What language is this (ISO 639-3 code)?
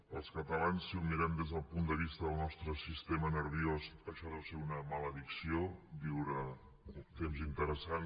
cat